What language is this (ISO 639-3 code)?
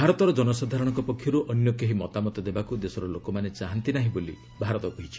ori